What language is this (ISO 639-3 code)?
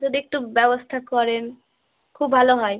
ben